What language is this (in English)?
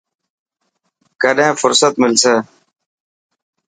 Dhatki